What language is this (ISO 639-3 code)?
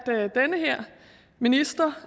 dan